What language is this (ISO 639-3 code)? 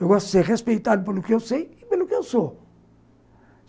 por